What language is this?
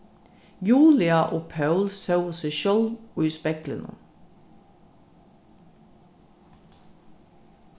Faroese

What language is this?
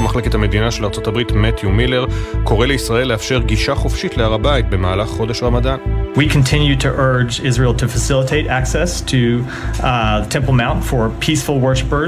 Hebrew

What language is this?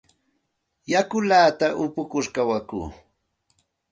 Santa Ana de Tusi Pasco Quechua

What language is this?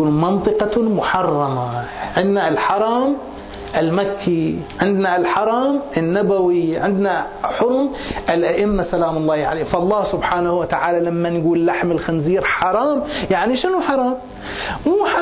Arabic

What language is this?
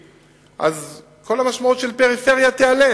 Hebrew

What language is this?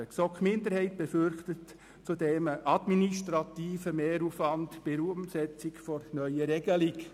Swiss German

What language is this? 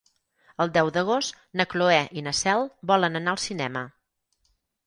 Catalan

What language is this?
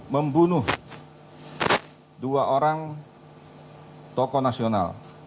Indonesian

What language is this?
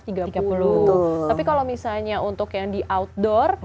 Indonesian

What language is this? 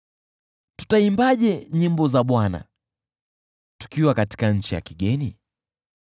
Swahili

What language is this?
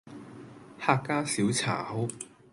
Cantonese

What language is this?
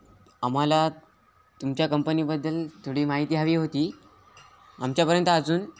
Marathi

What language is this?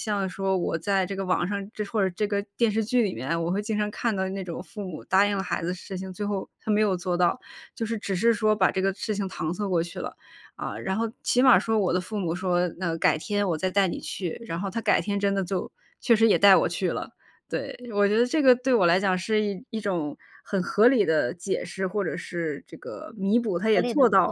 Chinese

